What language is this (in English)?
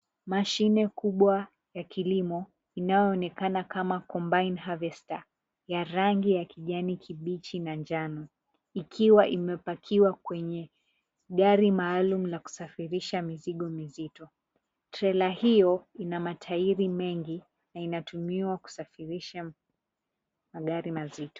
Swahili